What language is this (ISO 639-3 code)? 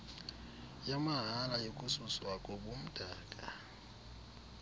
xho